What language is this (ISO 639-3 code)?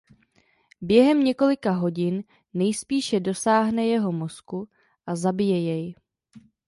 ces